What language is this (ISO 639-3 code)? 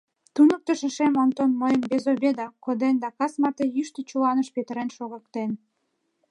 chm